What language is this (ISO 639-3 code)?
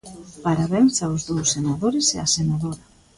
glg